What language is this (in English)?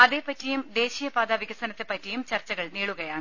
Malayalam